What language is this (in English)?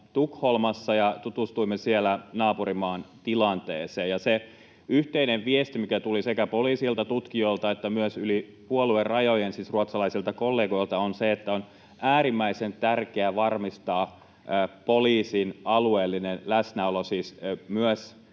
Finnish